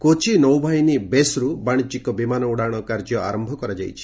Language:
Odia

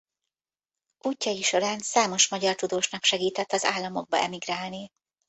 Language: Hungarian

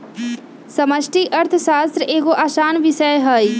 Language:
Magahi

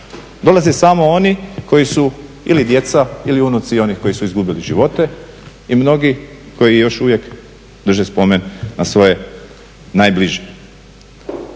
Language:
Croatian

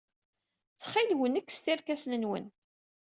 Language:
Kabyle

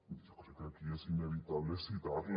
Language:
Catalan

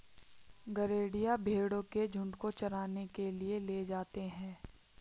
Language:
Hindi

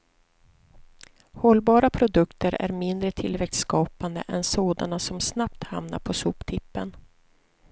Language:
Swedish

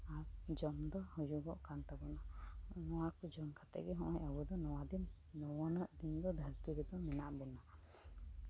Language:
Santali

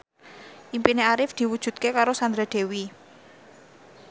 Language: Javanese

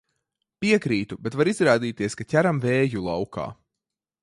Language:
Latvian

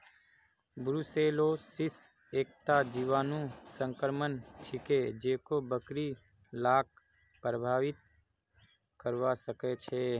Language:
Magahi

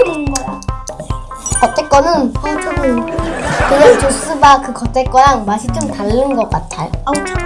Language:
Korean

